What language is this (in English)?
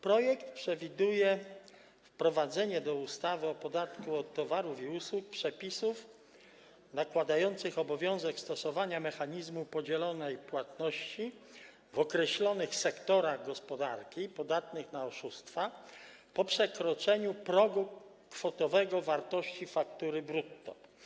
Polish